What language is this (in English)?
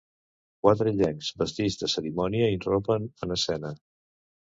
Catalan